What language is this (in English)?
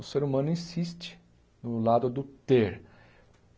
Portuguese